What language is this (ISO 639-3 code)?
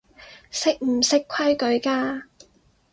yue